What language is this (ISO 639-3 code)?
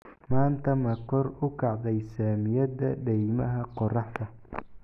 som